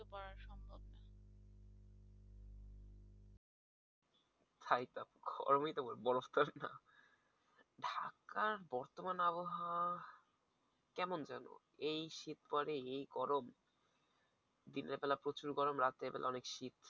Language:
Bangla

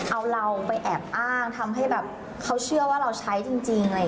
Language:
Thai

